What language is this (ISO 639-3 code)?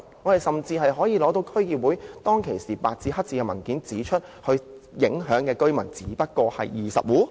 yue